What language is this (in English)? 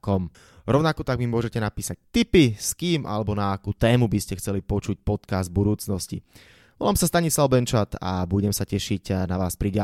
Slovak